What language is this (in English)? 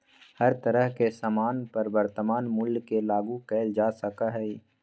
Magahi